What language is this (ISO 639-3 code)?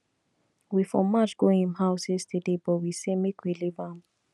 pcm